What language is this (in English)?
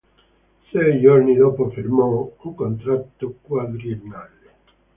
Italian